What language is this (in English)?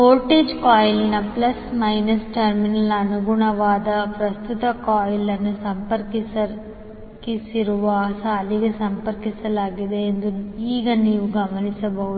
Kannada